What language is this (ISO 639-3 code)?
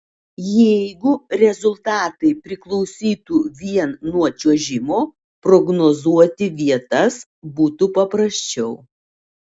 lit